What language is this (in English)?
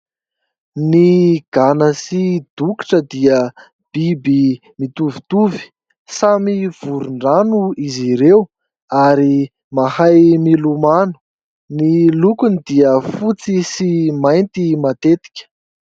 Malagasy